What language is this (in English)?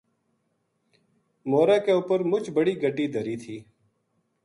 Gujari